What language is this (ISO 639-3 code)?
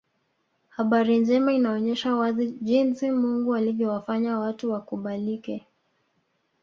swa